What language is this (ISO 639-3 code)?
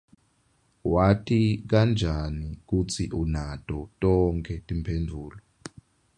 ssw